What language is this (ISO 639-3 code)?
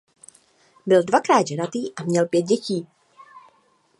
ces